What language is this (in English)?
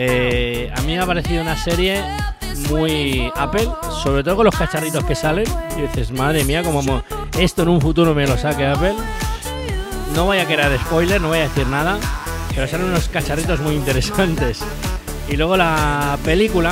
Spanish